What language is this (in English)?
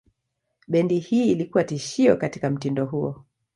Swahili